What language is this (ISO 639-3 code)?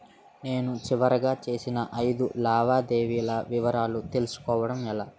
tel